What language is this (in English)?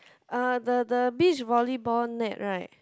English